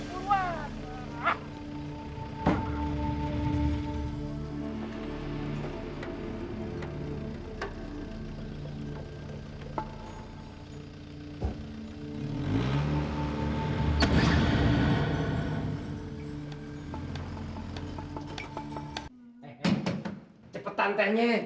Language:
Indonesian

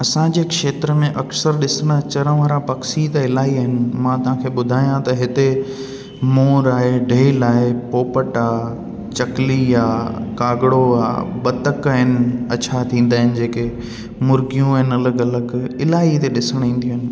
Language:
Sindhi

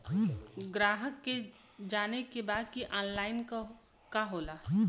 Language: Bhojpuri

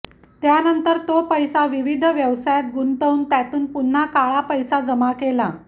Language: Marathi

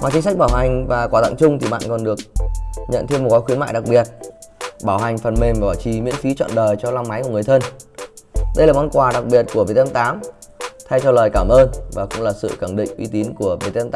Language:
Vietnamese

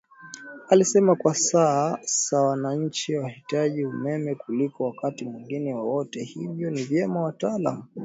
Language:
Swahili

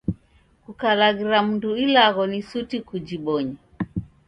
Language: Taita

